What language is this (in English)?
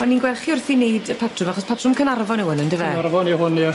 Welsh